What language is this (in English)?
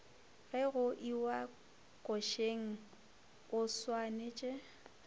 Northern Sotho